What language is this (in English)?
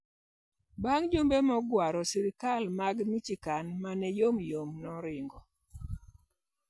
Luo (Kenya and Tanzania)